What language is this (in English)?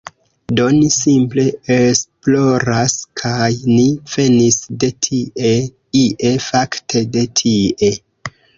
Esperanto